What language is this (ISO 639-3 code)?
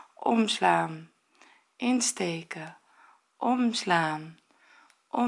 nld